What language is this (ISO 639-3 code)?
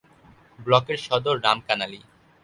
ben